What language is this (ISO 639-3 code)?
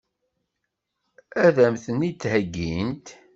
kab